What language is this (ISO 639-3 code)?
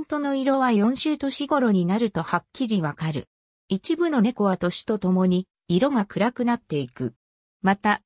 jpn